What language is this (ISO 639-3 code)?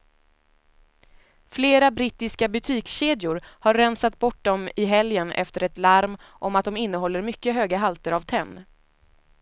swe